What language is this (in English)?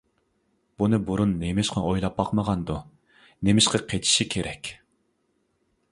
Uyghur